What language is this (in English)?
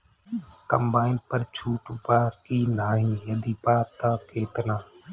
Bhojpuri